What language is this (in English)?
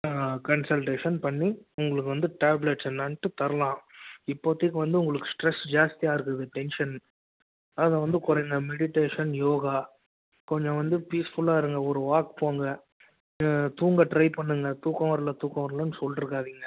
Tamil